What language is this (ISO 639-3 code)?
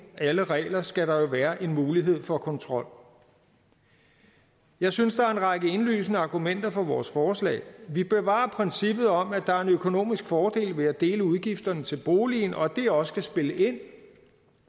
dan